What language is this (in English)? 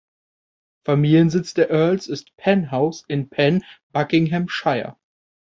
German